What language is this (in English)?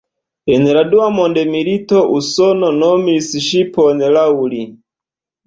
Esperanto